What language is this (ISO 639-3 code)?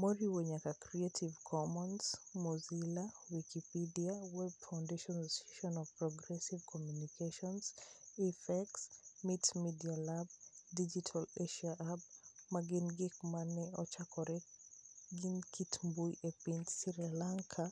luo